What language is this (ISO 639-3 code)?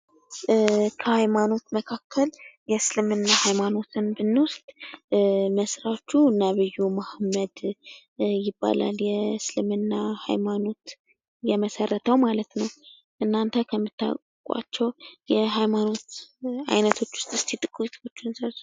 amh